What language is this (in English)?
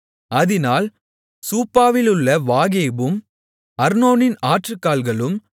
Tamil